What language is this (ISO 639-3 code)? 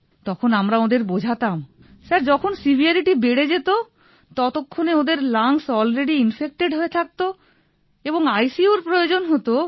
ben